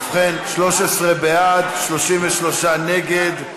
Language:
Hebrew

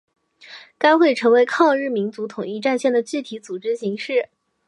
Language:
Chinese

